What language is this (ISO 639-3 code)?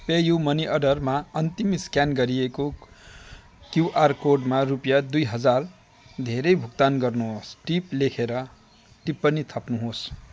nep